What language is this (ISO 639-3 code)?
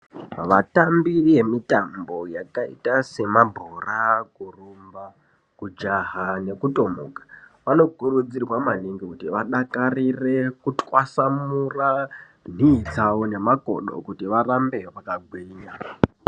ndc